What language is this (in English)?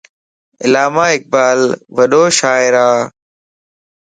Lasi